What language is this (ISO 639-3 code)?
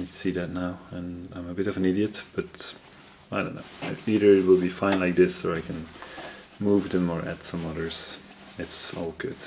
eng